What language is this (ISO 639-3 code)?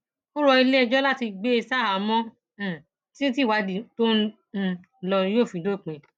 yor